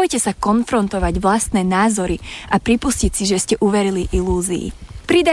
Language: Slovak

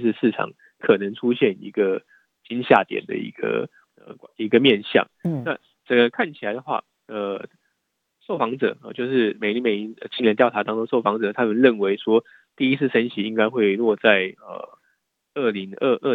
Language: Chinese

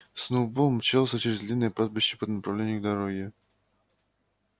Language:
Russian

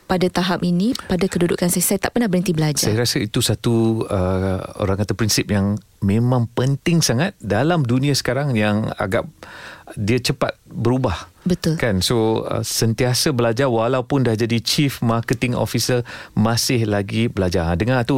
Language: Malay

